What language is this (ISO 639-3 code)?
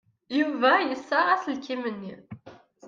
kab